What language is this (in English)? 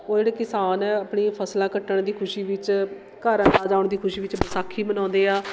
Punjabi